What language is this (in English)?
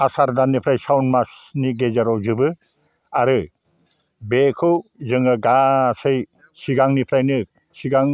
Bodo